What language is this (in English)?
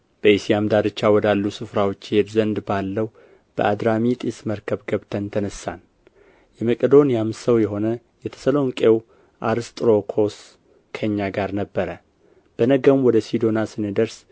Amharic